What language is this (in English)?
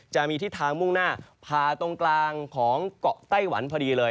Thai